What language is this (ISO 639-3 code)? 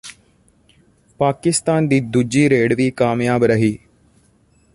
pan